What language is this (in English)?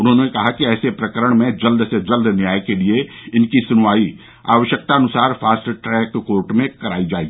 Hindi